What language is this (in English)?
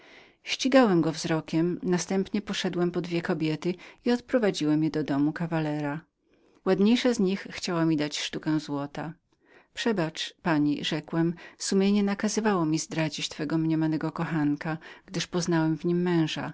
Polish